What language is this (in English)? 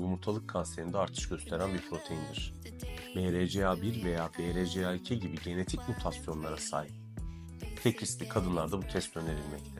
Turkish